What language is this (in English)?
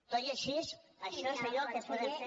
Catalan